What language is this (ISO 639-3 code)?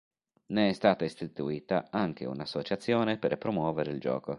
ita